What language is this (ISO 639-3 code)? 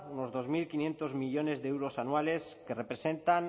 spa